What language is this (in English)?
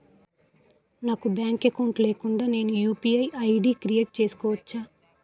Telugu